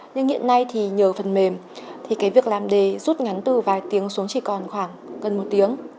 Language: Vietnamese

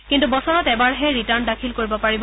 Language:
Assamese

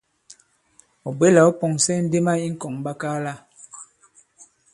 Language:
Bankon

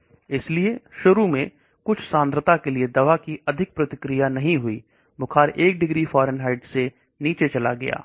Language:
Hindi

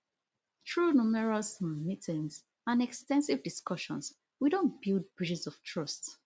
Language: Nigerian Pidgin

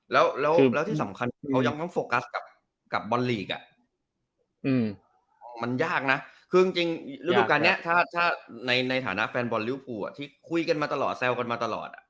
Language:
Thai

